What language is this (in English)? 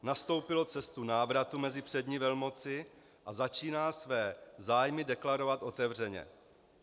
Czech